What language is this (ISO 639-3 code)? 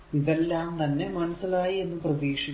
mal